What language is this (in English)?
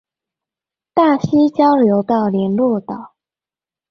Chinese